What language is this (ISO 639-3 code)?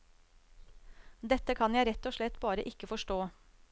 nor